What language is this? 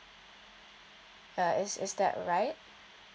English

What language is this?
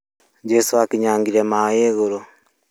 Kikuyu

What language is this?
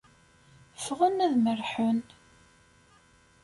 Kabyle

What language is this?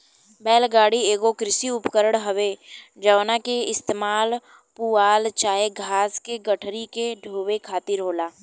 Bhojpuri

